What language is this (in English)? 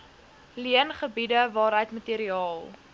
Afrikaans